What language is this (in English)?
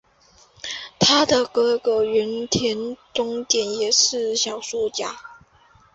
Chinese